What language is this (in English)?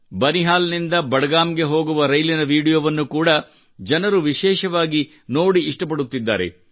Kannada